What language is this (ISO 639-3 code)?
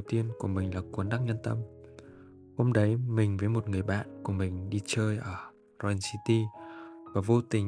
vie